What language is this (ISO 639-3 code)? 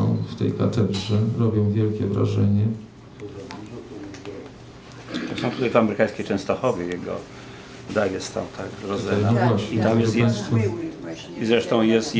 pol